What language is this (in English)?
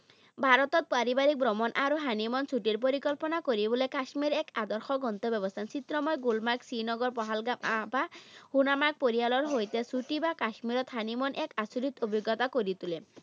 Assamese